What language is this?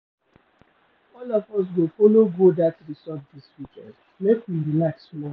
Nigerian Pidgin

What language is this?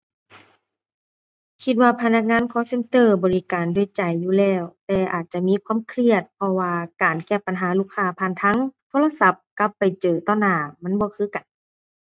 Thai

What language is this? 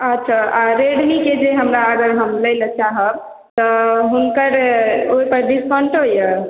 Maithili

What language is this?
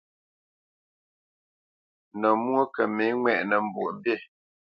Bamenyam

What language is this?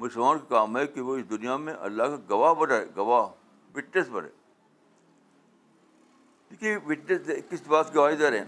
Urdu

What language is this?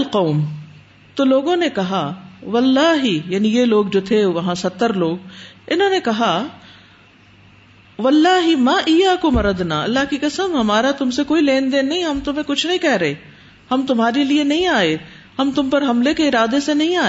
Urdu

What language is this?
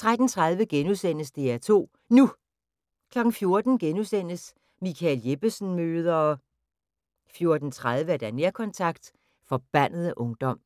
Danish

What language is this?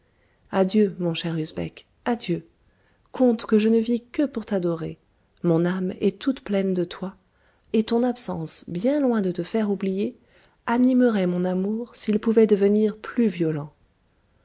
French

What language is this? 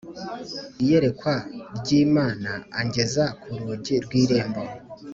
Kinyarwanda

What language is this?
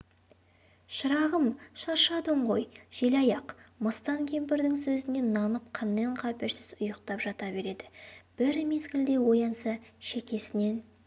Kazakh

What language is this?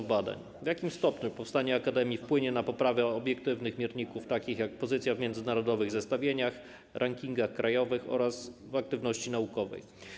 Polish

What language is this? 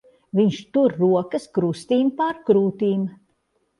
Latvian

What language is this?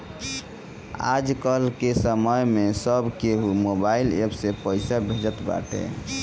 Bhojpuri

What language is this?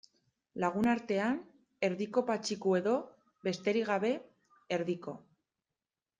Basque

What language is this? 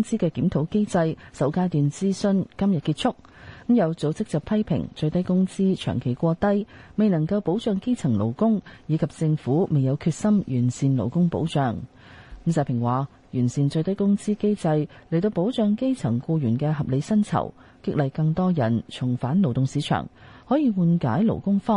Chinese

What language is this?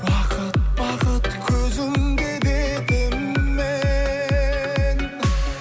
Kazakh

